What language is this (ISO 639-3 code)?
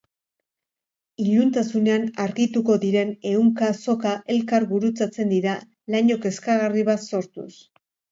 eus